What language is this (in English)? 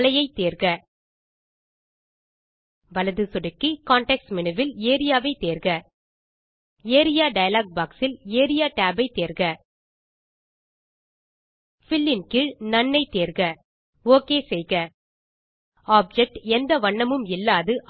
Tamil